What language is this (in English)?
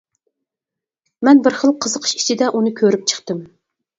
Uyghur